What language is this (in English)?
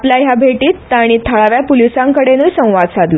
Konkani